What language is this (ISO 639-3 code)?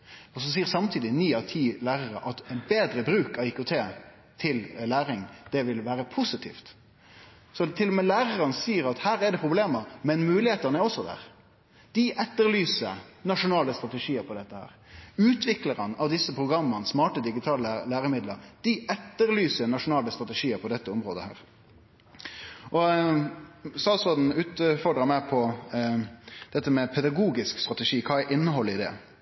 nno